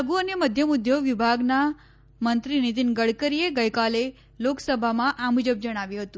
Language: Gujarati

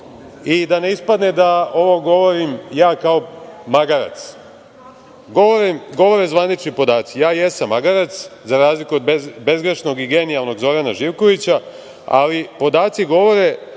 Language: Serbian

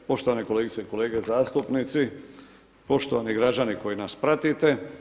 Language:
Croatian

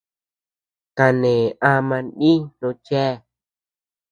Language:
Tepeuxila Cuicatec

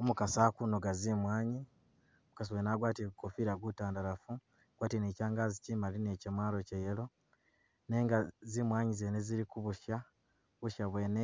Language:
Masaaba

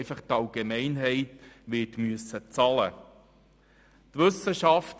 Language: Swiss German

